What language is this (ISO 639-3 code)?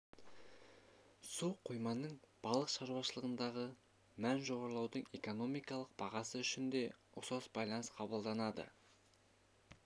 kaz